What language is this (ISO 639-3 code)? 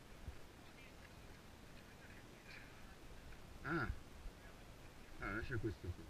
ita